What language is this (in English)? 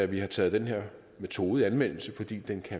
Danish